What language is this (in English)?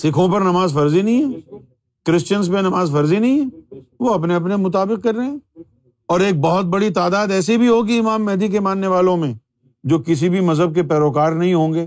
Urdu